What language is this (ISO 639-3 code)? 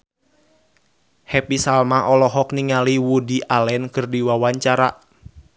sun